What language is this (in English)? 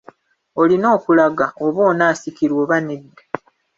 Ganda